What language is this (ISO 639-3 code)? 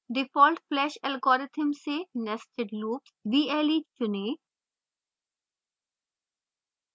hin